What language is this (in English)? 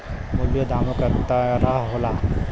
Bhojpuri